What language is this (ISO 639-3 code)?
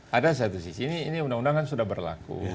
ind